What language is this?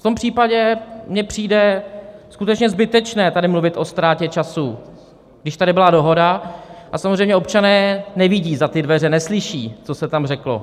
Czech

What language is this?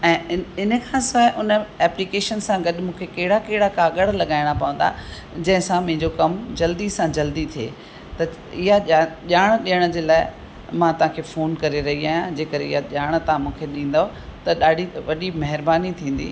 Sindhi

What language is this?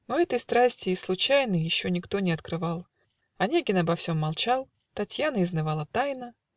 Russian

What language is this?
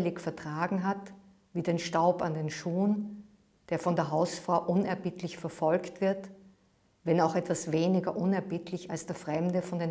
German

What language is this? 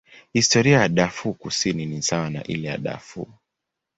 Swahili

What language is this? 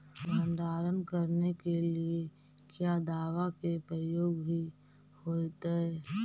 Magahi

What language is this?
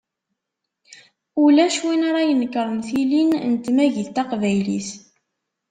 Kabyle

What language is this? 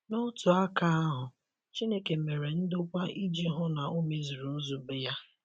Igbo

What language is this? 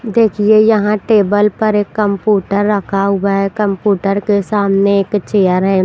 Hindi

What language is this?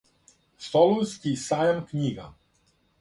Serbian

